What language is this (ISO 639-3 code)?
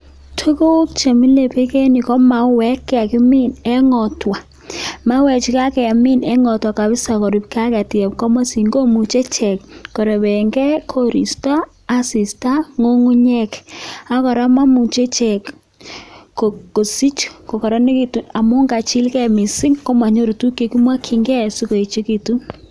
kln